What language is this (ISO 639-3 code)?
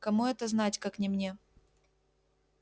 rus